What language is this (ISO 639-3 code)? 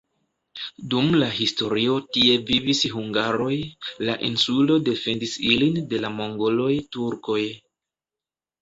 epo